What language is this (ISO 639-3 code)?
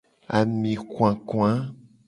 gej